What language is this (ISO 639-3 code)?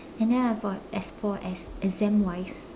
eng